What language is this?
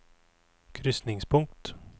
Norwegian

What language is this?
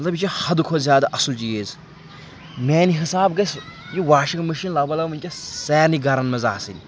Kashmiri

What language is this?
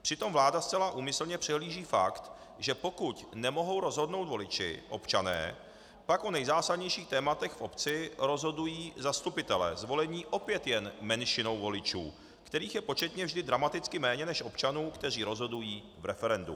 Czech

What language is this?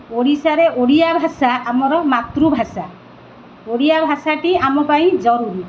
Odia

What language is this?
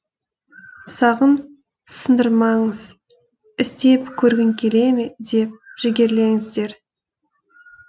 Kazakh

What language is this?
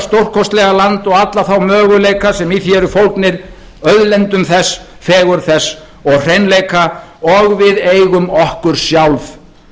Icelandic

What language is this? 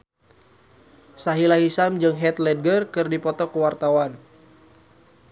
Sundanese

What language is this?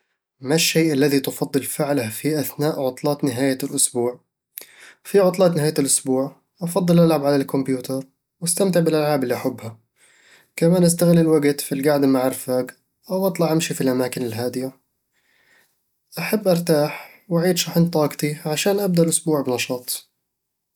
Eastern Egyptian Bedawi Arabic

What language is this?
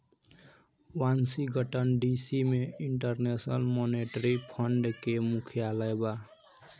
Bhojpuri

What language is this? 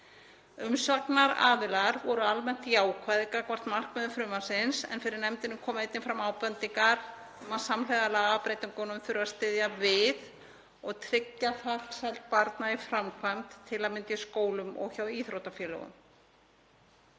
Icelandic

